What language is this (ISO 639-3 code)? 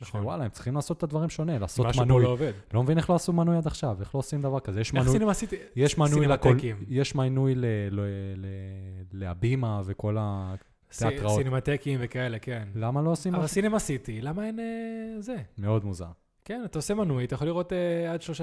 heb